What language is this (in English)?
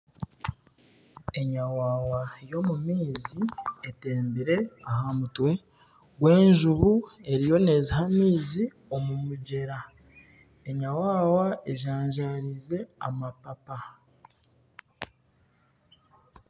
Nyankole